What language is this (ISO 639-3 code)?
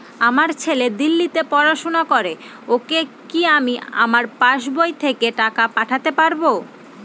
ben